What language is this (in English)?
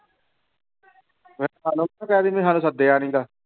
Punjabi